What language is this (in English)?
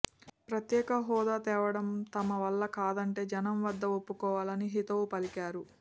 Telugu